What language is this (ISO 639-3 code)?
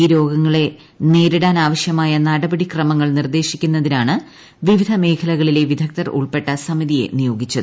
mal